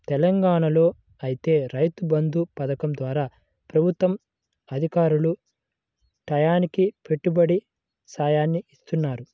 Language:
Telugu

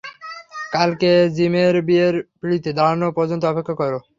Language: Bangla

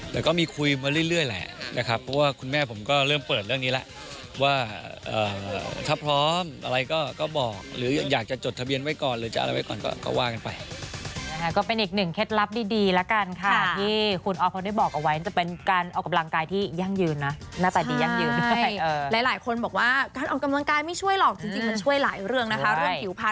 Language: Thai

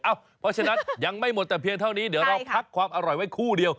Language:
Thai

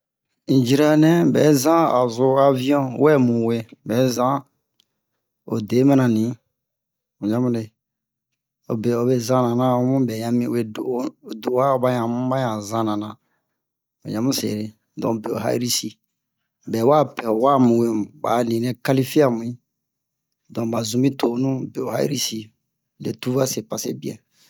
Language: Bomu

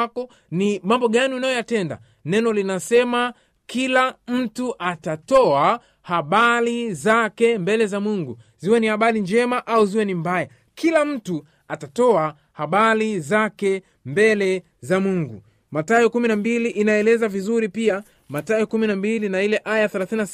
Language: Swahili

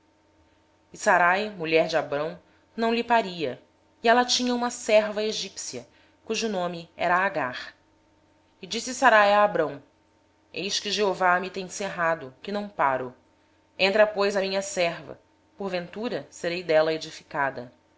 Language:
Portuguese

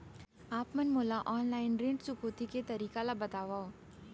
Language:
Chhattisgarhi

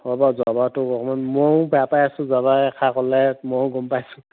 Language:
Assamese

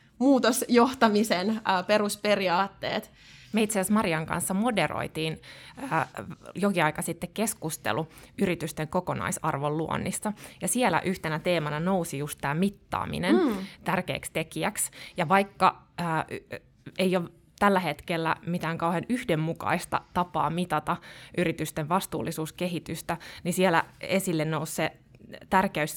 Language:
Finnish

